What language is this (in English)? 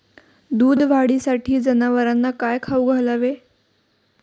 Marathi